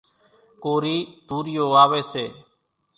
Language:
Kachi Koli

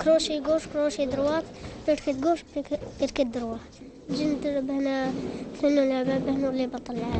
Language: Arabic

